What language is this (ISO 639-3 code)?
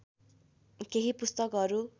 nep